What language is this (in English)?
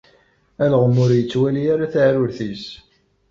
Kabyle